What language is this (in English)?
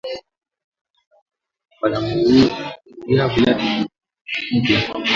Swahili